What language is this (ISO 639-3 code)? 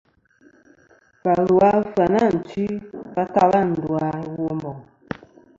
bkm